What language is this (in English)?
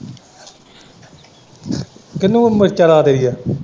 Punjabi